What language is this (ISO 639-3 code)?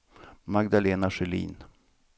swe